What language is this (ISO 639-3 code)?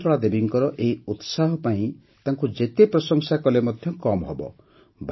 ori